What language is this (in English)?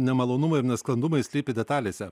Lithuanian